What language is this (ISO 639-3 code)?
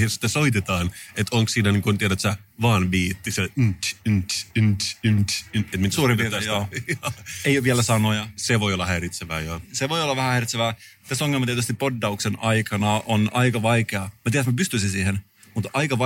fin